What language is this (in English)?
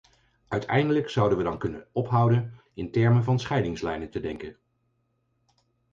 Dutch